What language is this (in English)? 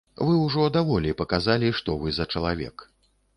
Belarusian